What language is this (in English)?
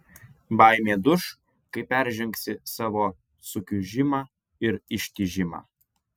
Lithuanian